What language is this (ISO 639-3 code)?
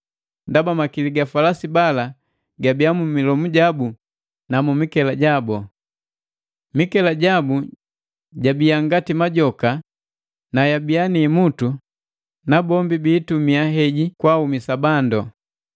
mgv